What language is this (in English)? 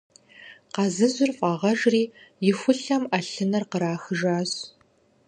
Kabardian